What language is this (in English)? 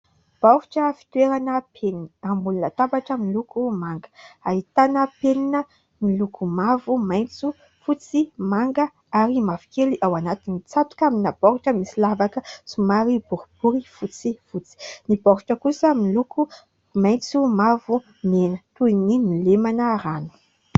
Malagasy